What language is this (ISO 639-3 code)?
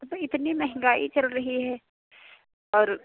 hin